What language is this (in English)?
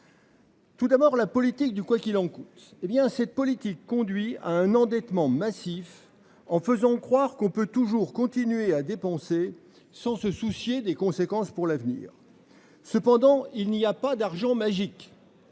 French